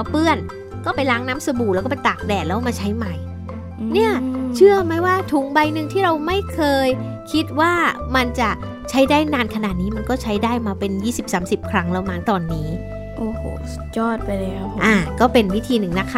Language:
Thai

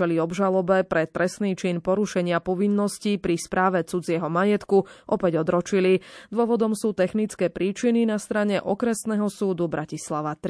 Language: Slovak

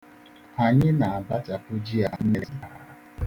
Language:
Igbo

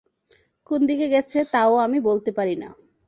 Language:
Bangla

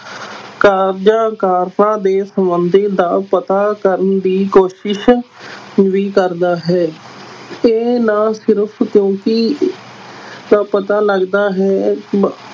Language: Punjabi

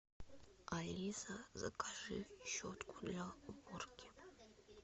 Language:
Russian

